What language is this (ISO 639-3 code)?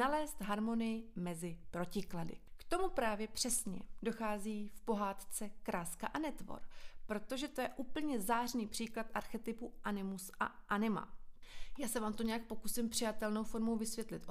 ces